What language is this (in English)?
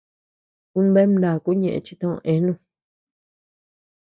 Tepeuxila Cuicatec